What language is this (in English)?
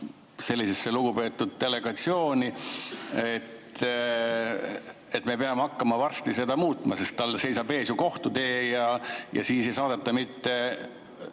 Estonian